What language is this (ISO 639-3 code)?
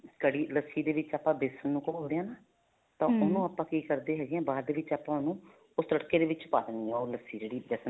pan